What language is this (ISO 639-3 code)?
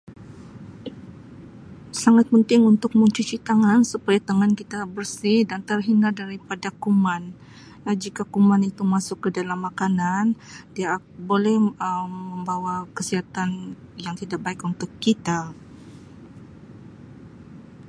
msi